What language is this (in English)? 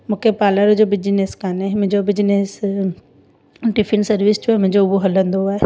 Sindhi